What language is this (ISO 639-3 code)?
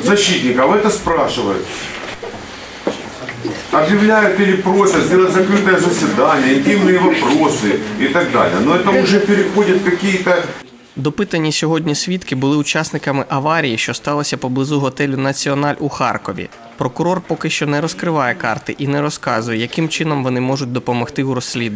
rus